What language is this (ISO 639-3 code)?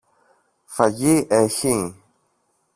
ell